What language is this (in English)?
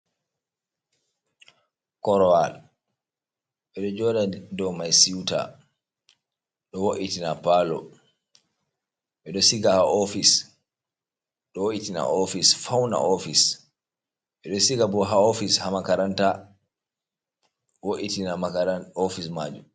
Fula